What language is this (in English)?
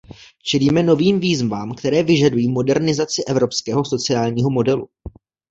Czech